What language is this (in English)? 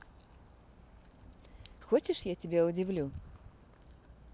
Russian